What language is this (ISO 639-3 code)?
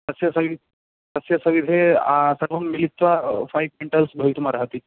san